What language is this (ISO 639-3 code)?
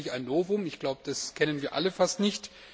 deu